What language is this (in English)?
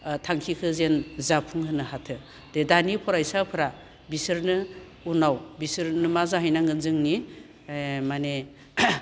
Bodo